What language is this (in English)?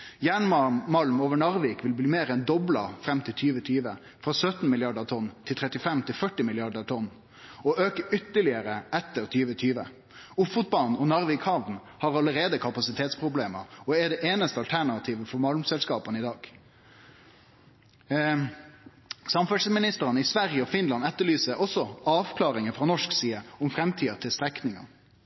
Norwegian Nynorsk